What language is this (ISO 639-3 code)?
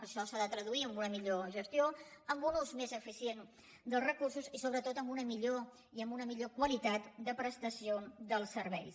cat